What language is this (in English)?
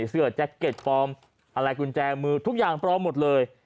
Thai